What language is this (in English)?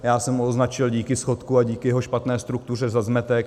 Czech